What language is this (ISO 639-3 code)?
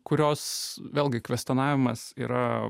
lit